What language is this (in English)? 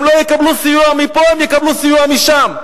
Hebrew